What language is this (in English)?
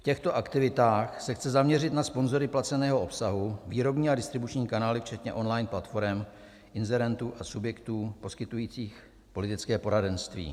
Czech